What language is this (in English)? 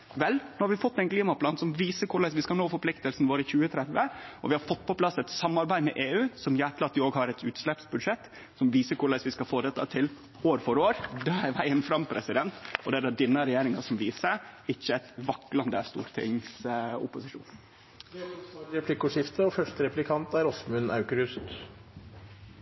Norwegian